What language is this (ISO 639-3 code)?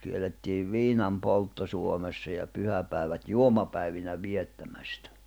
fin